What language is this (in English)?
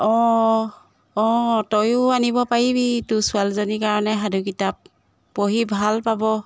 Assamese